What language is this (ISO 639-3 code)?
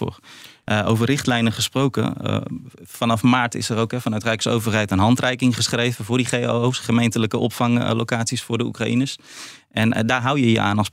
nld